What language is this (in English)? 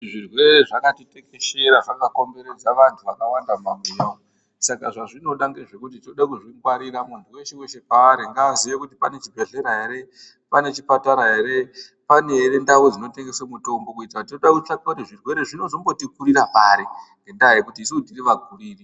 Ndau